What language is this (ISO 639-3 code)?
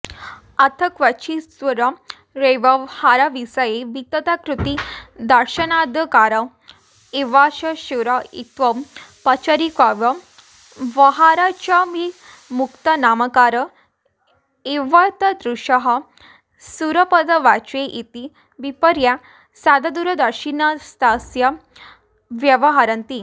san